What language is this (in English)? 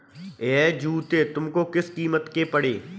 Hindi